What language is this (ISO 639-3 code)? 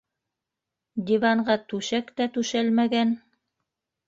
bak